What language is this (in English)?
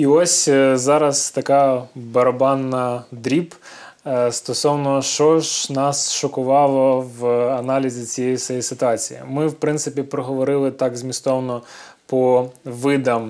Ukrainian